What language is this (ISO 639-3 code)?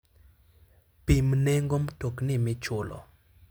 luo